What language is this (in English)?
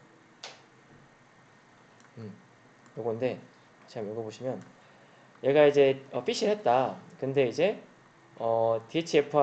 Korean